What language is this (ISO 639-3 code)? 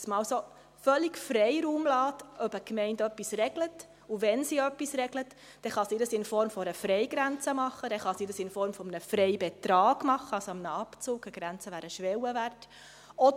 gsw